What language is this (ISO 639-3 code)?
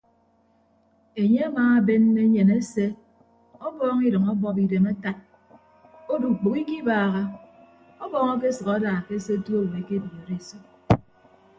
ibb